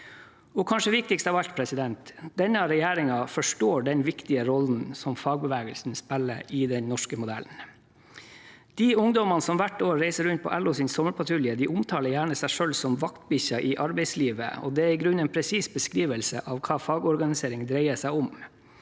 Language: Norwegian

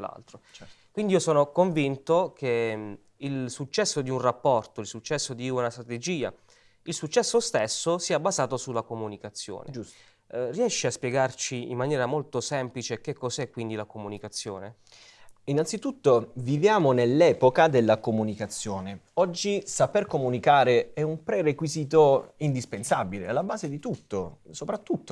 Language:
Italian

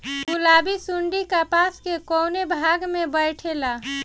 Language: Bhojpuri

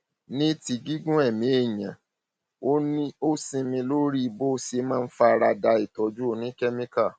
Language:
Yoruba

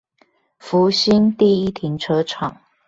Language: Chinese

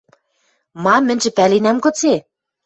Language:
Western Mari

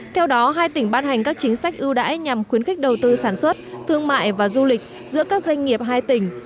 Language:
Vietnamese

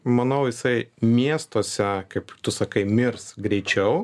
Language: Lithuanian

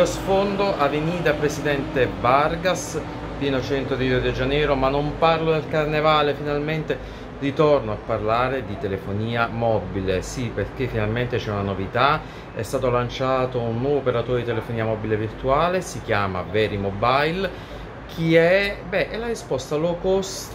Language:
Italian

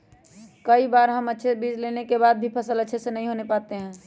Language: Magahi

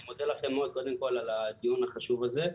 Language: Hebrew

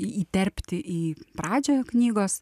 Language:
Lithuanian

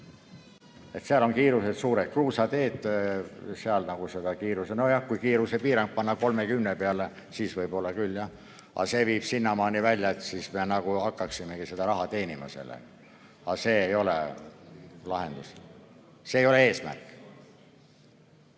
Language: Estonian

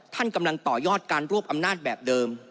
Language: Thai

